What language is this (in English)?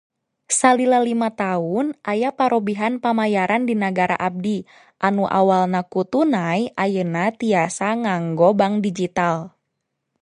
Sundanese